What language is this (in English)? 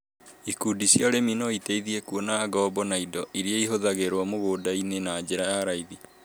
Kikuyu